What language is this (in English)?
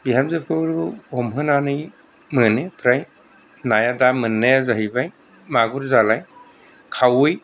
Bodo